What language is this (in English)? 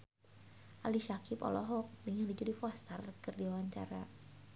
Sundanese